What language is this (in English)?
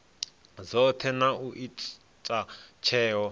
Venda